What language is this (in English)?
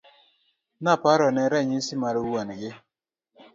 Luo (Kenya and Tanzania)